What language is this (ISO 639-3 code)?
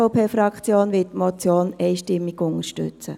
gsw